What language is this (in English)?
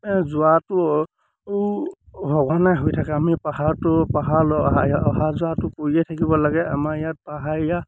Assamese